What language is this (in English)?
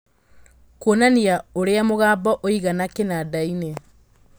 Kikuyu